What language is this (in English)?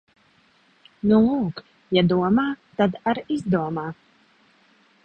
Latvian